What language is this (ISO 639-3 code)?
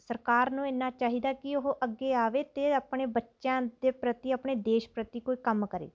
pan